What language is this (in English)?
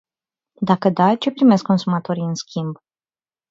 Romanian